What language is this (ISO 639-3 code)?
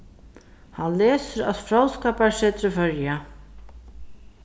fao